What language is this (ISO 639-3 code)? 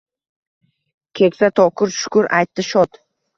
uzb